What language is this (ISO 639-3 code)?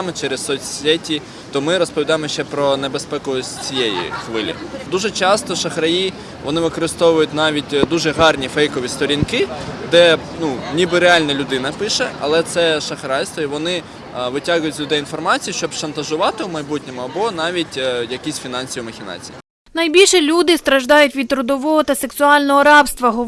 ukr